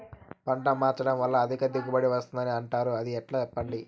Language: Telugu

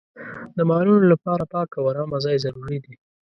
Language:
Pashto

